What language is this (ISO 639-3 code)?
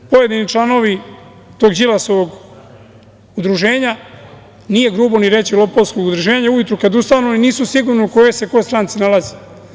srp